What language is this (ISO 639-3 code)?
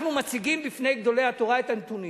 heb